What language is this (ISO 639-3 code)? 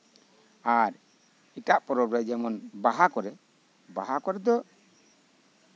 sat